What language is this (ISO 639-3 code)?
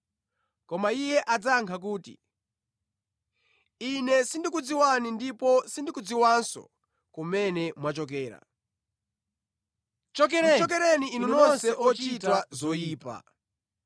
nya